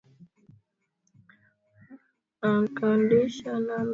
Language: Swahili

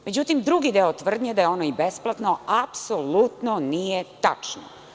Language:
Serbian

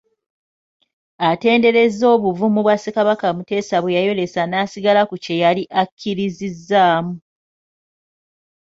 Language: Ganda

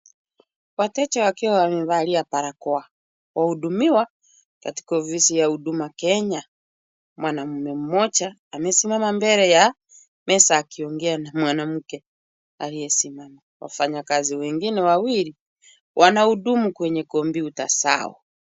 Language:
Swahili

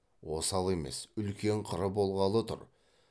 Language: Kazakh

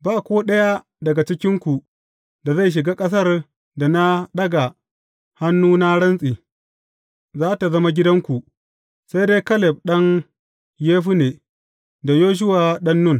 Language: Hausa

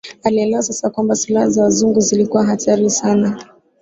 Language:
Swahili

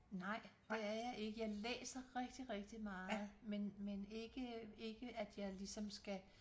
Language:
Danish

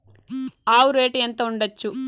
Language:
Telugu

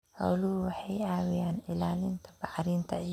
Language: Somali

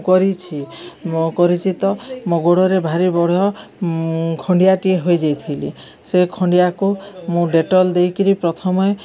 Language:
Odia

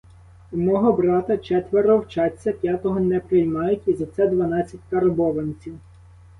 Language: Ukrainian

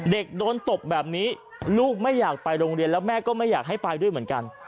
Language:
Thai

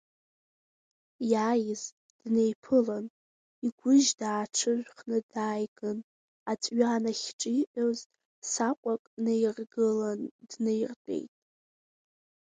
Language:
Abkhazian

